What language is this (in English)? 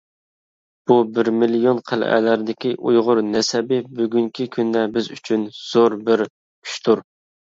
Uyghur